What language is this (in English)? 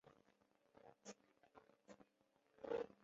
Chinese